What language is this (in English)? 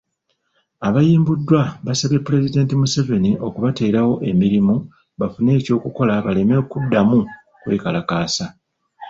Ganda